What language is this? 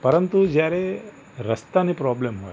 Gujarati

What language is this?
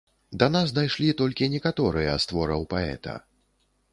Belarusian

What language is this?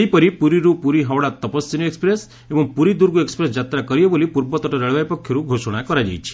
Odia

